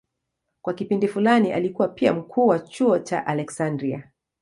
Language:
Swahili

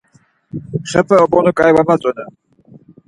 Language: Laz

